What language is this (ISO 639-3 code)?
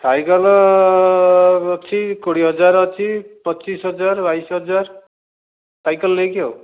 ori